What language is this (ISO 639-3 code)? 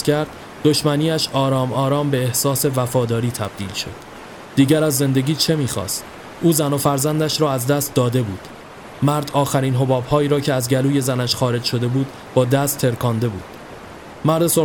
fas